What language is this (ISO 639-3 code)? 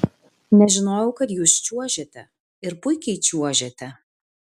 lit